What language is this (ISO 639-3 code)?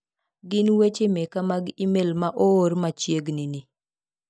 luo